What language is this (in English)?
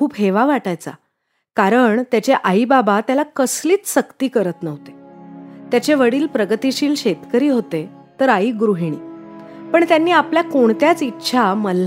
Marathi